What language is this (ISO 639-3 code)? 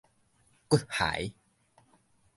nan